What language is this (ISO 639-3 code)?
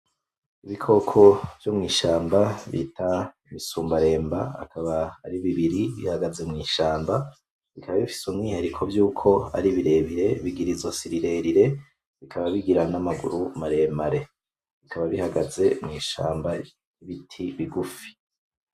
run